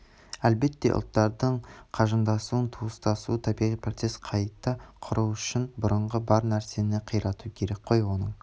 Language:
Kazakh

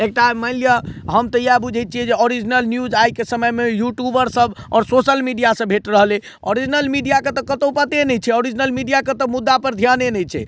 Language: Maithili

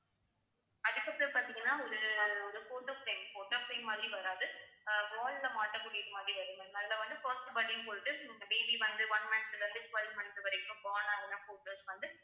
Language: Tamil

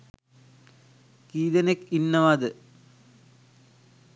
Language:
Sinhala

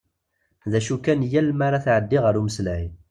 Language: Kabyle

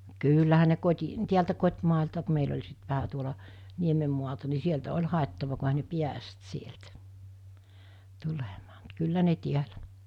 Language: Finnish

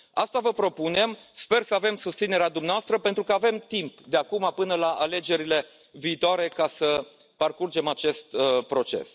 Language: Romanian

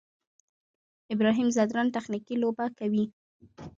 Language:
Pashto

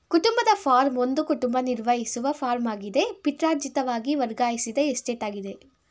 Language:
Kannada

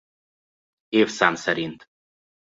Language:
Hungarian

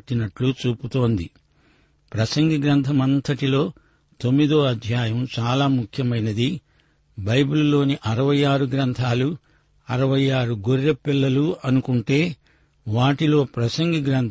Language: Telugu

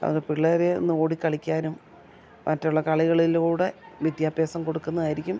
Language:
Malayalam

